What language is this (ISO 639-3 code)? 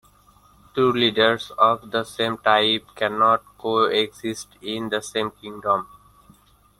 eng